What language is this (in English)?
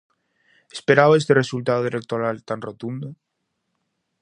Galician